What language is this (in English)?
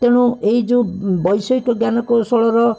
Odia